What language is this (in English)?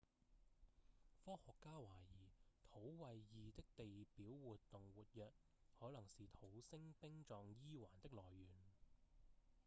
Cantonese